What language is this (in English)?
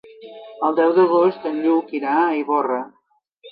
Catalan